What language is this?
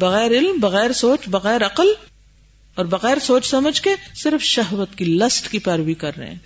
Urdu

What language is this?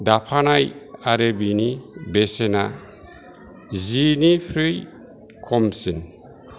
Bodo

